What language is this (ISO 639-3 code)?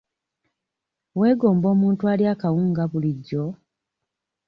lug